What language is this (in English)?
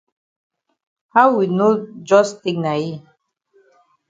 Cameroon Pidgin